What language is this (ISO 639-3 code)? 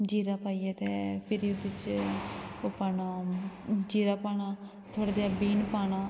doi